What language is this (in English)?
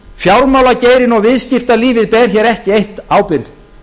Icelandic